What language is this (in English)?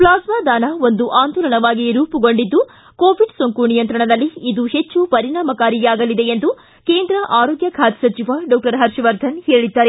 Kannada